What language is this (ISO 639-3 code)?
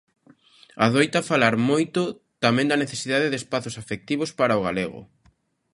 glg